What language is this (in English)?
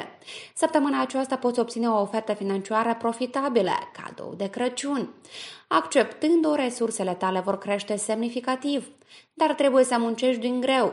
Romanian